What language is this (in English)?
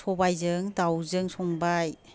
Bodo